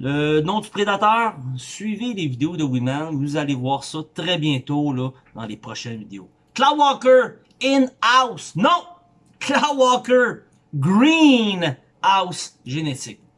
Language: French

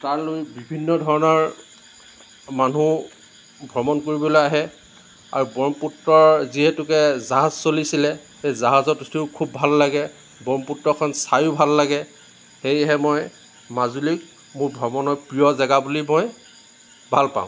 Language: Assamese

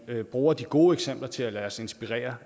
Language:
Danish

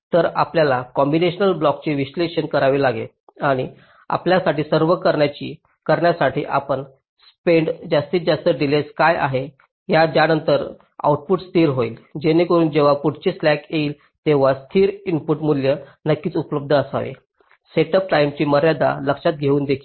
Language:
Marathi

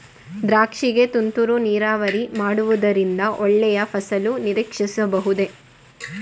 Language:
Kannada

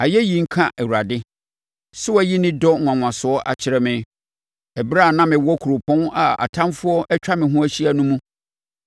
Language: Akan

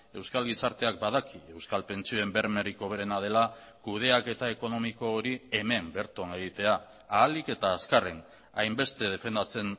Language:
Basque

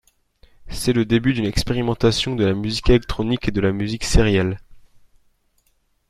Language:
French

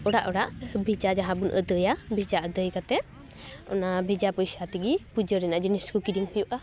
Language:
Santali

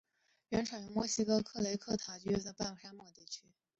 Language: Chinese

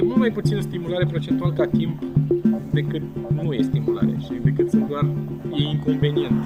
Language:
Romanian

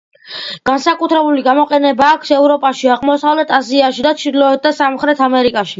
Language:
Georgian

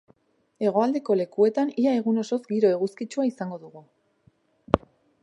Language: Basque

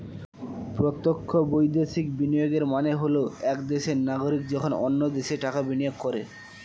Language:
Bangla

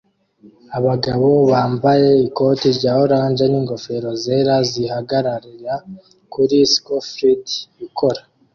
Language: Kinyarwanda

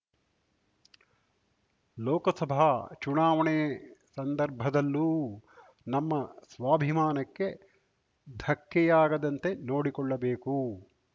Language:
Kannada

